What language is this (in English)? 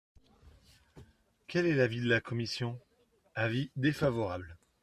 French